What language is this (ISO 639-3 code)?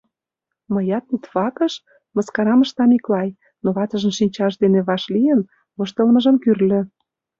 chm